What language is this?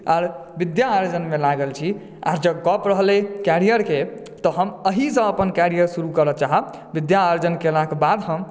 Maithili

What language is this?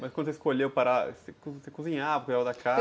Portuguese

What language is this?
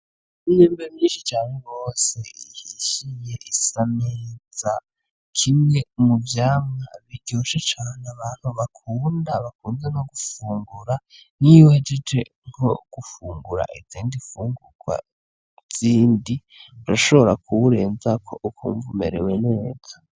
Rundi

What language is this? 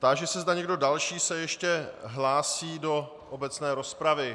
Czech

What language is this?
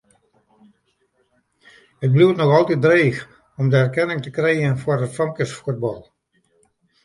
Western Frisian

